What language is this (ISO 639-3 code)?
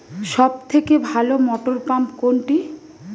ben